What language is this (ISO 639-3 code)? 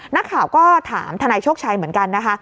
tha